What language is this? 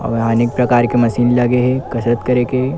Chhattisgarhi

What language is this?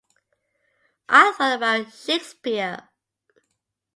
English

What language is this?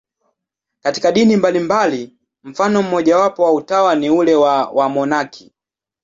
Swahili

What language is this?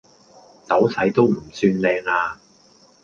Cantonese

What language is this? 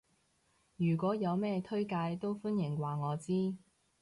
Cantonese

